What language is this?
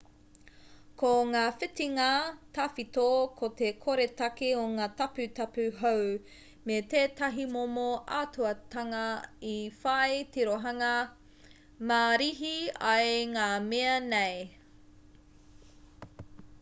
Māori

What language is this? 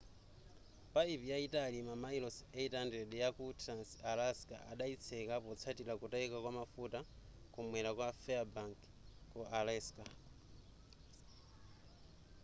Nyanja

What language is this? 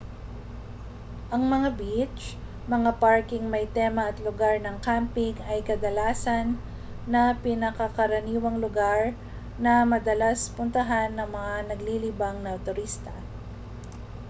Filipino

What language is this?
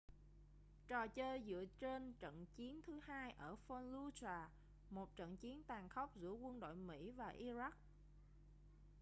Vietnamese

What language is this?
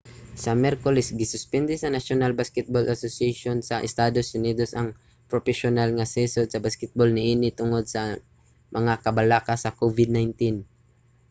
Cebuano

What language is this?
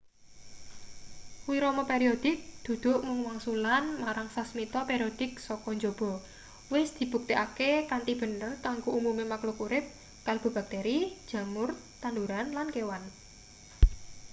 Javanese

